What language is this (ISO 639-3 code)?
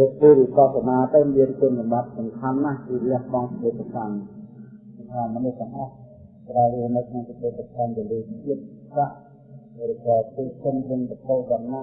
vie